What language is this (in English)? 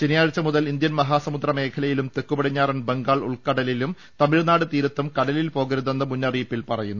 Malayalam